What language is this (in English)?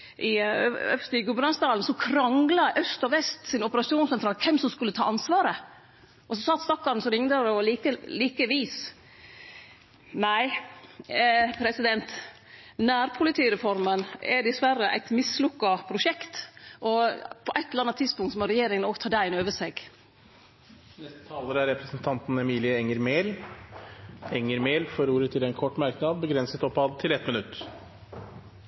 Norwegian